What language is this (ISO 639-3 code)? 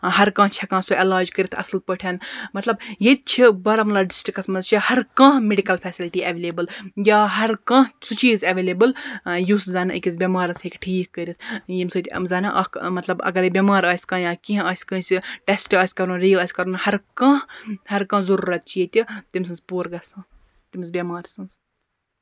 kas